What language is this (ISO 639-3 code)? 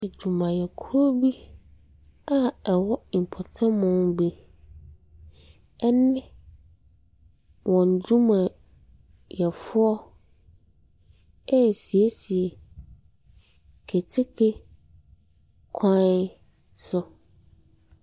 aka